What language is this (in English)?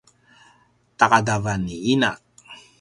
Paiwan